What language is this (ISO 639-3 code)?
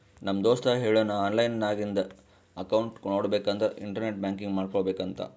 kan